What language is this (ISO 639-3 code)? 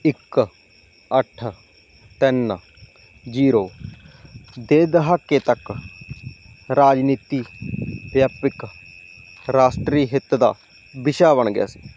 pan